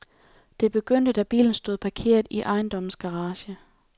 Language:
Danish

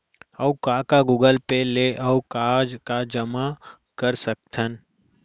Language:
Chhattisgarhi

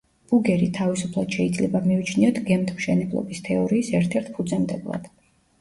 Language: Georgian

